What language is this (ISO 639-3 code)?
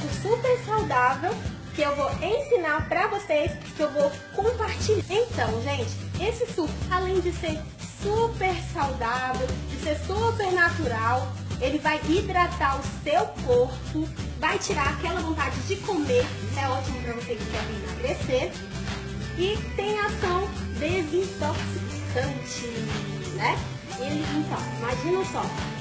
por